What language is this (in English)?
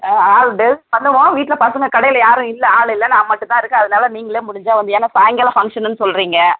Tamil